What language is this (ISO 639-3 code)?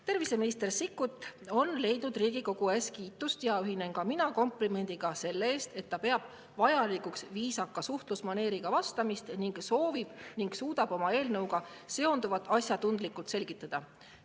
est